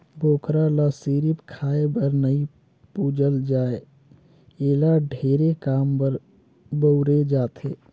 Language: Chhattisgarhi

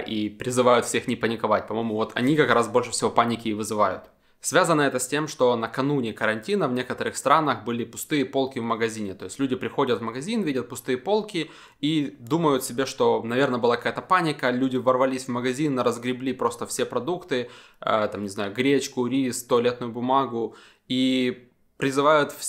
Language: Russian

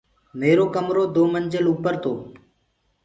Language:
Gurgula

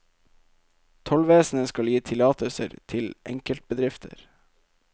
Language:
Norwegian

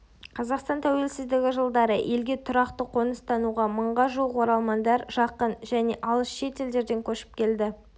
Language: Kazakh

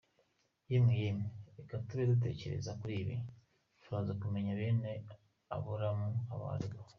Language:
Kinyarwanda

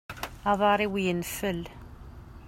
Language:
Kabyle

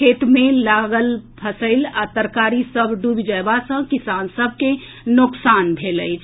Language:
Maithili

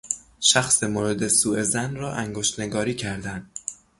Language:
Persian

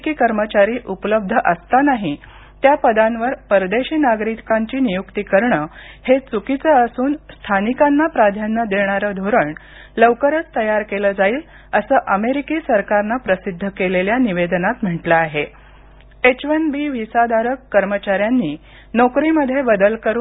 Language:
Marathi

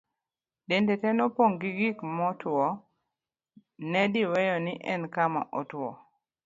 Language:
Luo (Kenya and Tanzania)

